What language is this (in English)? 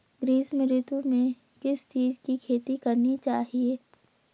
Hindi